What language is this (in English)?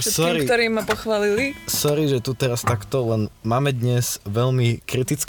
Slovak